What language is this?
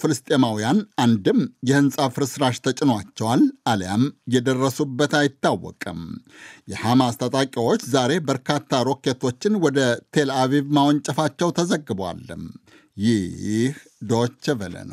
Amharic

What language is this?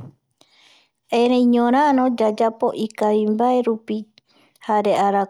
Eastern Bolivian Guaraní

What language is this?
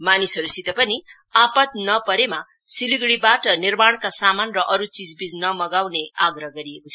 Nepali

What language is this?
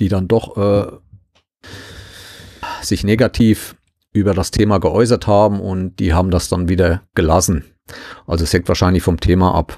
German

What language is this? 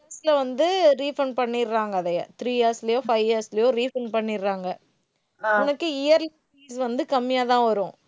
Tamil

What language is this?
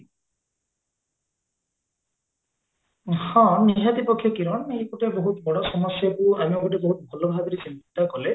Odia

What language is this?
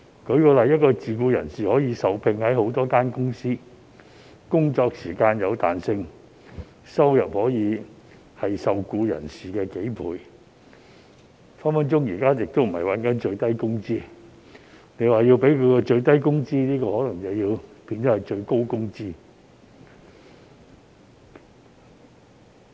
Cantonese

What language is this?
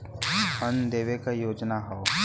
Bhojpuri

